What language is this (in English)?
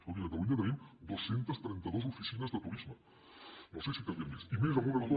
Catalan